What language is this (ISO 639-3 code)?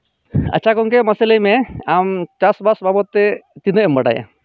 sat